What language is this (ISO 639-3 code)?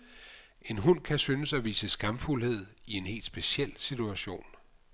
dan